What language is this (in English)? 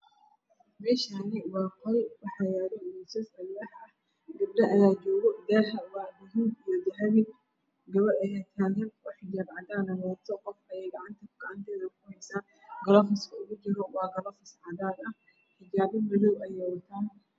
Somali